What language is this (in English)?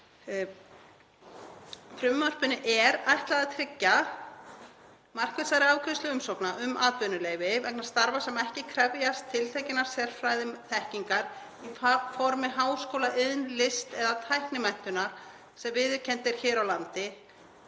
Icelandic